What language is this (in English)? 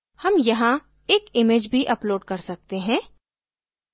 Hindi